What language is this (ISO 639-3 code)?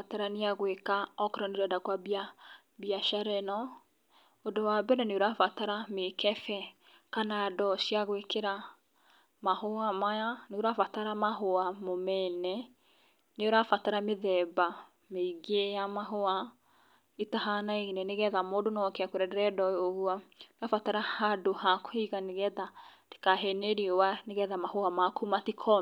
kik